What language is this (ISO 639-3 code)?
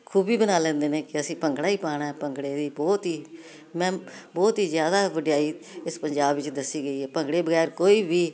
pan